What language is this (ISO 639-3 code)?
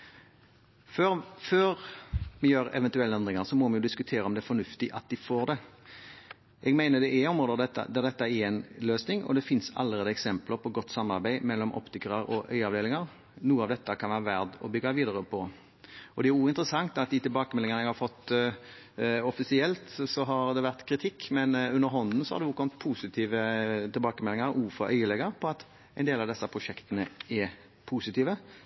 nob